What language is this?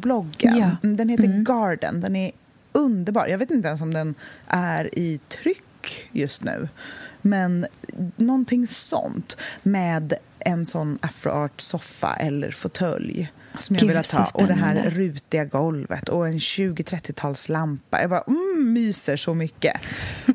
Swedish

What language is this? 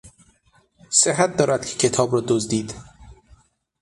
Persian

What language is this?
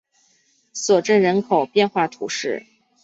Chinese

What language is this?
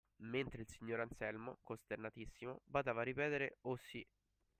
Italian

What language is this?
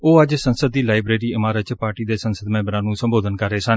Punjabi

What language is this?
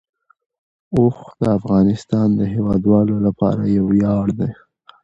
Pashto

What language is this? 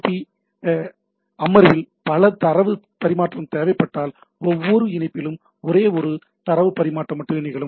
Tamil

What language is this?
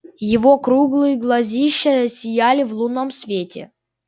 Russian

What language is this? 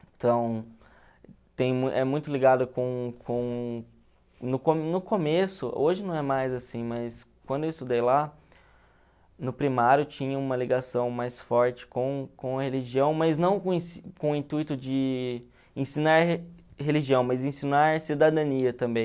Portuguese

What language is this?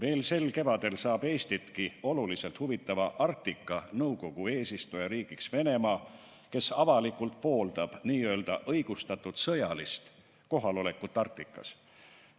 Estonian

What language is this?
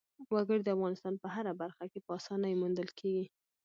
Pashto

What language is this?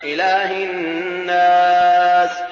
Arabic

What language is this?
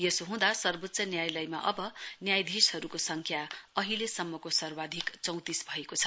Nepali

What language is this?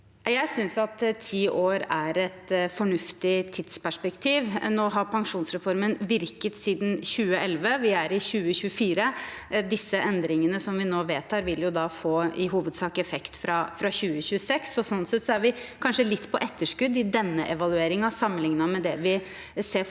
Norwegian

